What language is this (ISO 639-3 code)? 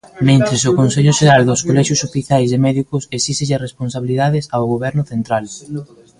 glg